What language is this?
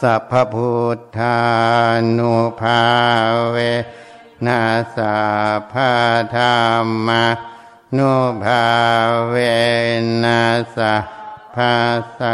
Thai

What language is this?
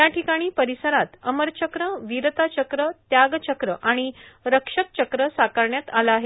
Marathi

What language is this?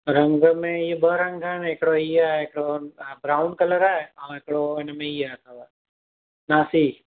Sindhi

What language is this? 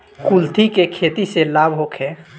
Bhojpuri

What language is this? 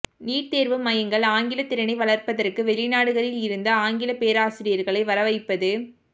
Tamil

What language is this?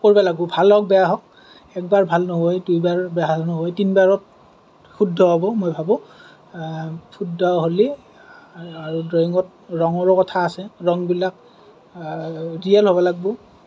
Assamese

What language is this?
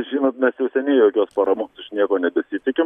Lithuanian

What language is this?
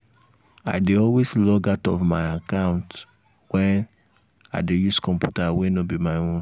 Nigerian Pidgin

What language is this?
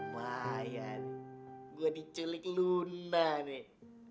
Indonesian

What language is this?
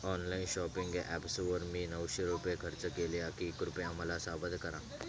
Marathi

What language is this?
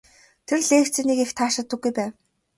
Mongolian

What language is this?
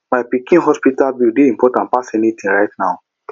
Nigerian Pidgin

